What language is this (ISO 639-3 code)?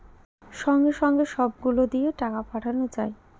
ben